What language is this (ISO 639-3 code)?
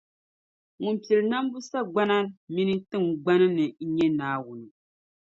dag